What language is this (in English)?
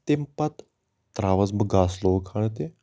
Kashmiri